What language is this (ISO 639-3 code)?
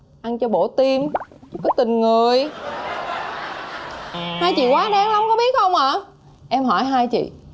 vie